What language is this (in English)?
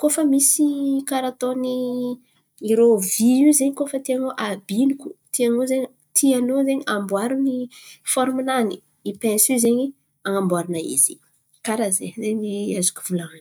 Antankarana Malagasy